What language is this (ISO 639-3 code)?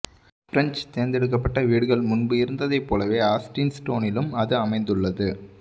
tam